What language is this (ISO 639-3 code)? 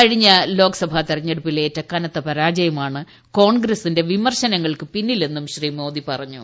mal